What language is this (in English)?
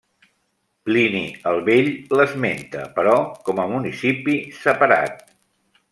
Catalan